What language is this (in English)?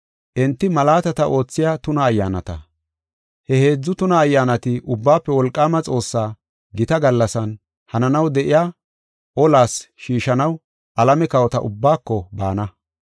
Gofa